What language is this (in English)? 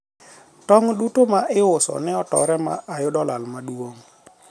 Luo (Kenya and Tanzania)